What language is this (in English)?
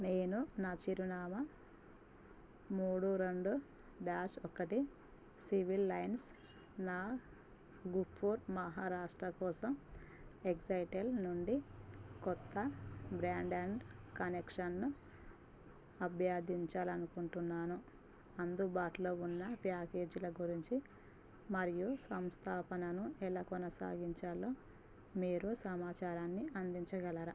Telugu